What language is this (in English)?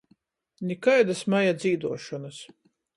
Latgalian